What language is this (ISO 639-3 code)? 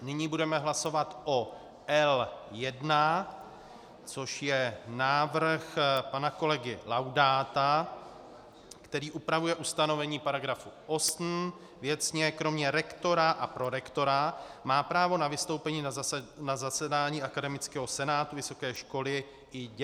ces